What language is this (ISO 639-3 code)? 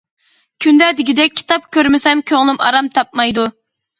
uig